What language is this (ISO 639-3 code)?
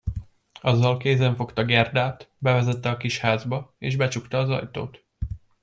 hun